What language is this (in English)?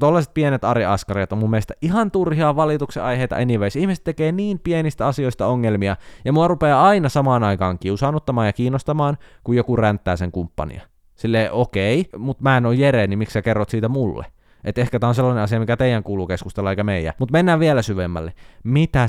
Finnish